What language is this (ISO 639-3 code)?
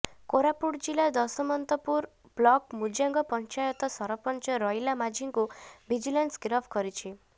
ori